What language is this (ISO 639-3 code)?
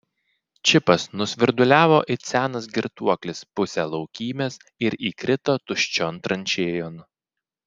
lit